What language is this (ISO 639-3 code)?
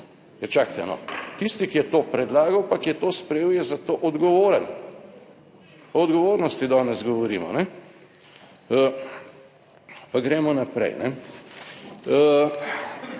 slv